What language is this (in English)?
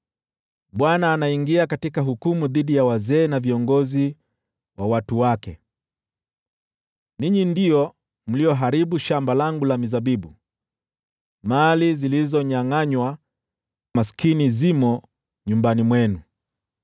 Swahili